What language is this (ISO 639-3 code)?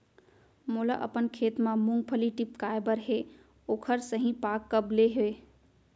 hne